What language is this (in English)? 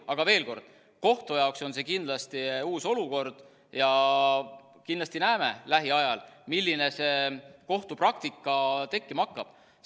Estonian